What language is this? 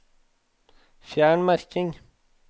Norwegian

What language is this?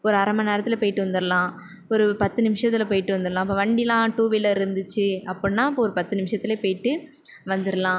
Tamil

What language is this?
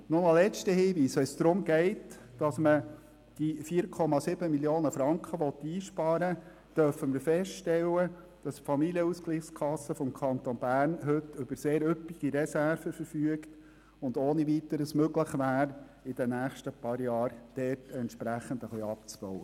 Swiss German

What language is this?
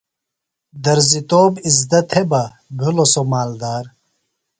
Phalura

